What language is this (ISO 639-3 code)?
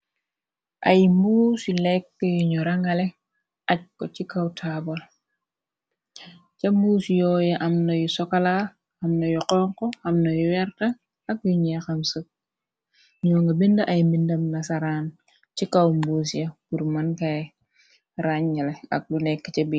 wol